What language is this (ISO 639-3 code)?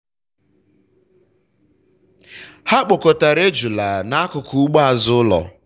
ibo